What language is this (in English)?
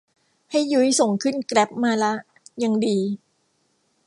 Thai